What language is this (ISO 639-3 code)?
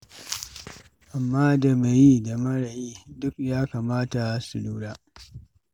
hau